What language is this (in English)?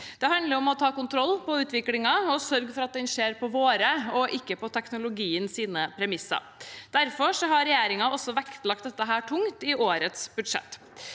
Norwegian